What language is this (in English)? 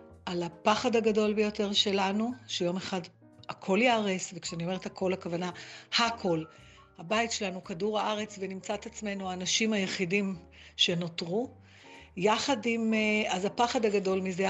Hebrew